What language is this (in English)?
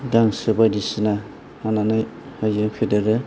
Bodo